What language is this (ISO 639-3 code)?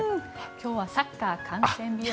jpn